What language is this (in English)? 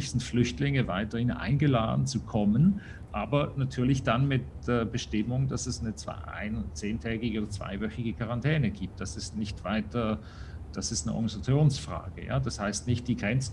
German